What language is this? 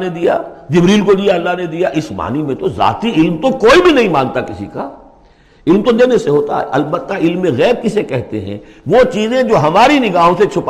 Urdu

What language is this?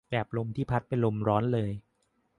Thai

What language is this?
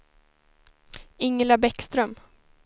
Swedish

